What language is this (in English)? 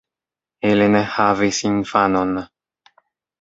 Esperanto